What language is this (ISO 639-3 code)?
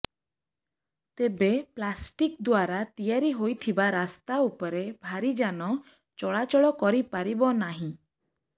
ori